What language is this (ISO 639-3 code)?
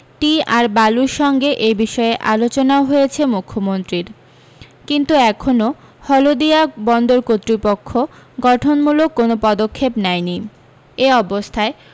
ben